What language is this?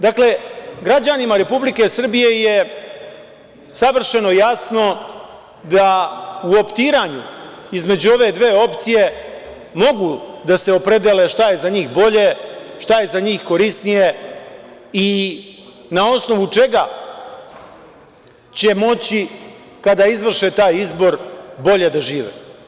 Serbian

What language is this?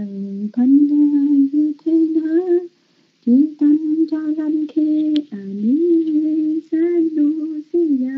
Vietnamese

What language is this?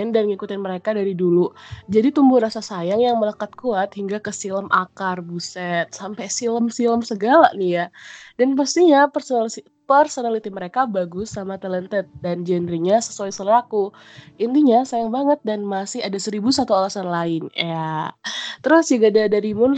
Indonesian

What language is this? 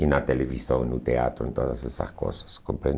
Portuguese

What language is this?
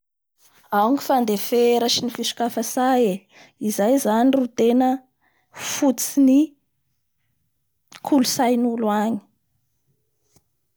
Bara Malagasy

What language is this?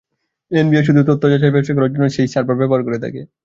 Bangla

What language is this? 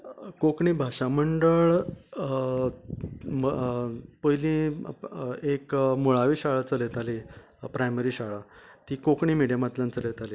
Konkani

